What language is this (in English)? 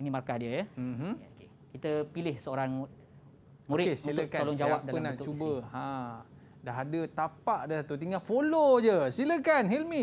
Malay